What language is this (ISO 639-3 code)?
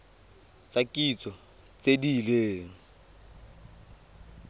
tsn